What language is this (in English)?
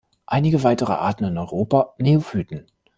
German